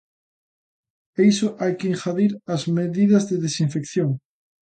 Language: Galician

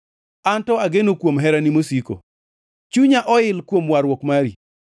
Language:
Luo (Kenya and Tanzania)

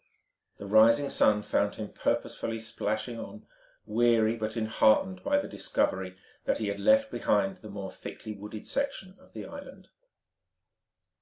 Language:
English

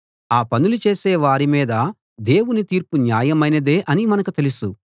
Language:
Telugu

